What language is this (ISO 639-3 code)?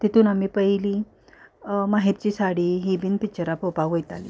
kok